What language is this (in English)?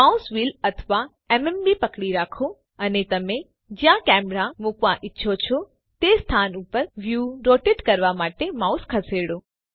Gujarati